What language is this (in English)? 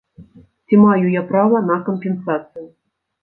Belarusian